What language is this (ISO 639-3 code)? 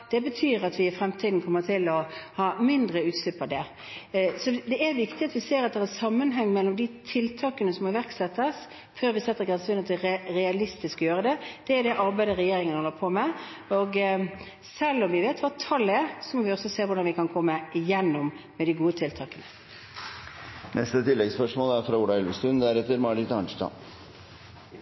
nor